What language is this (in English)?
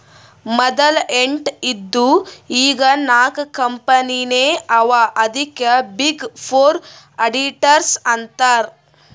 Kannada